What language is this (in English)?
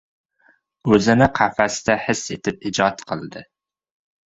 Uzbek